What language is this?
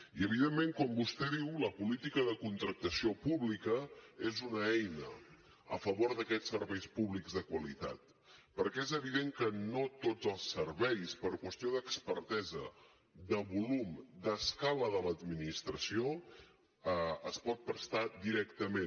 Catalan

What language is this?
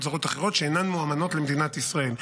Hebrew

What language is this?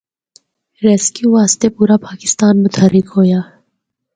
Northern Hindko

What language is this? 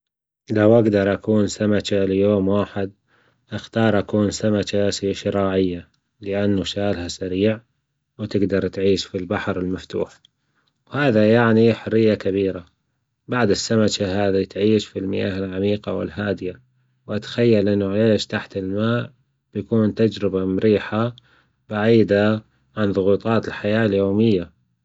Gulf Arabic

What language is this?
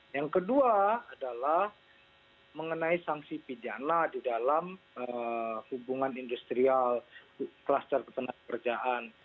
Indonesian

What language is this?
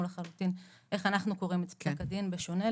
Hebrew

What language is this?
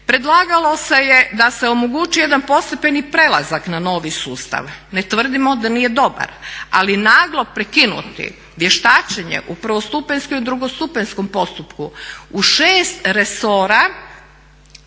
Croatian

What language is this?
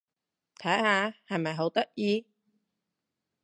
Cantonese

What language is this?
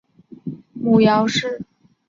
Chinese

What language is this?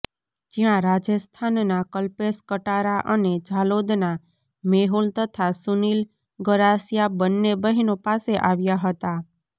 Gujarati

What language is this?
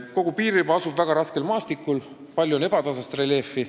Estonian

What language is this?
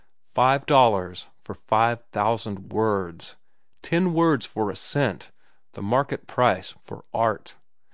English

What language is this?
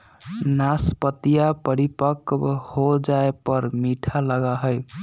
Magahi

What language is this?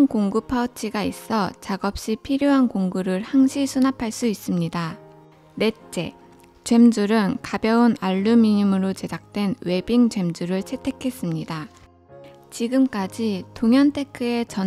Korean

